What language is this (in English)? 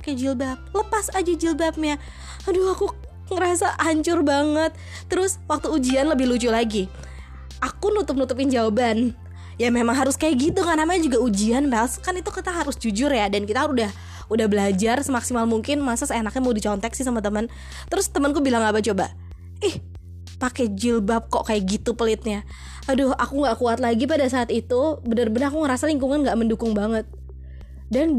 Indonesian